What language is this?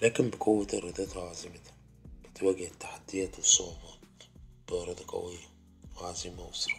Arabic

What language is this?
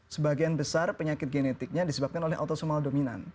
Indonesian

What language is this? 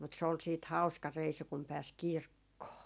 Finnish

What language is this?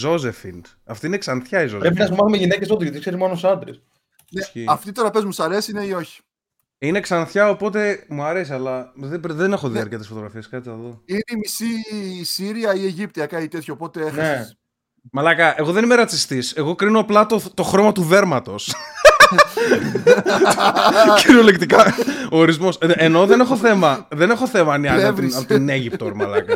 Greek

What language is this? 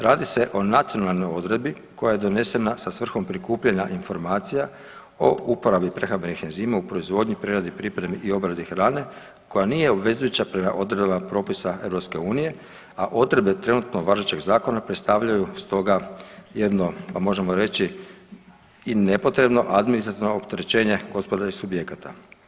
Croatian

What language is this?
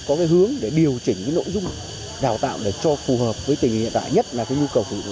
Vietnamese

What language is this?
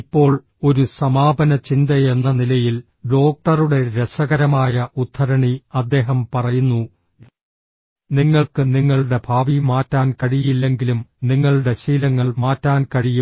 Malayalam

